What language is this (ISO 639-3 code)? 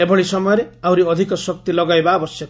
ori